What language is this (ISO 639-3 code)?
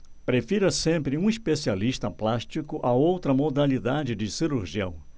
por